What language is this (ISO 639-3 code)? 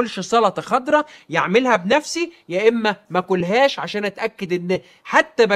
ara